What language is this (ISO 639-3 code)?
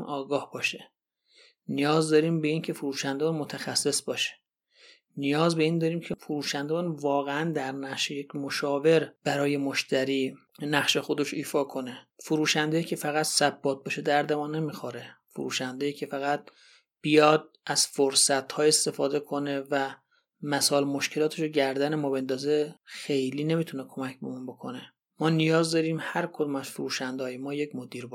fas